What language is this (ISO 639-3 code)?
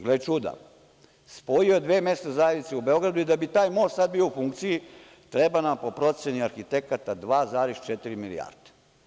srp